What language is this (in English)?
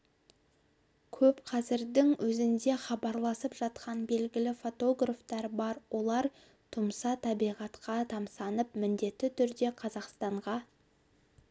Kazakh